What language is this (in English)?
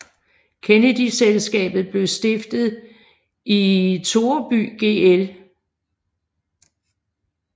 Danish